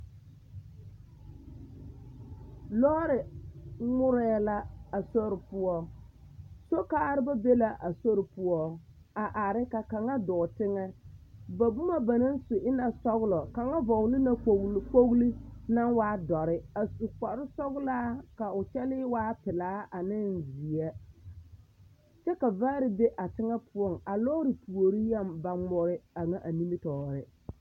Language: Southern Dagaare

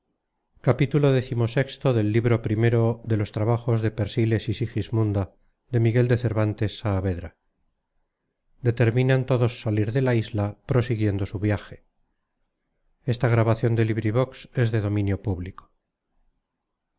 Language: Spanish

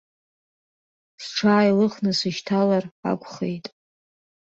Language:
Abkhazian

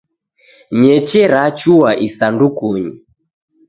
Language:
Taita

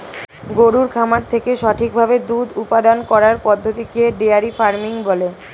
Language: Bangla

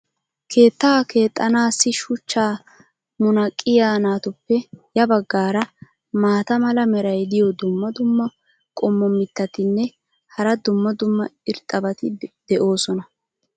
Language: Wolaytta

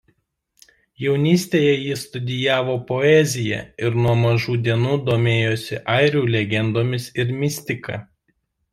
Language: Lithuanian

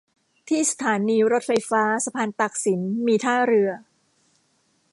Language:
Thai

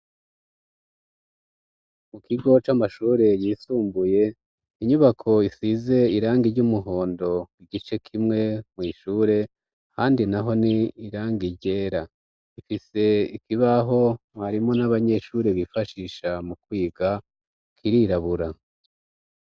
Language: Rundi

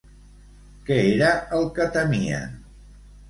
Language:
Catalan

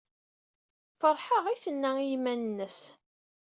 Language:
Kabyle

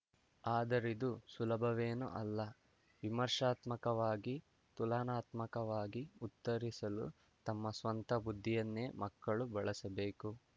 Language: Kannada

